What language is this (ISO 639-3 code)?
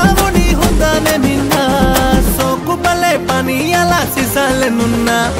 ron